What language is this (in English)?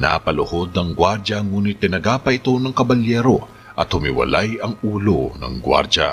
Filipino